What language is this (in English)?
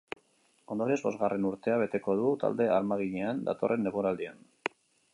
Basque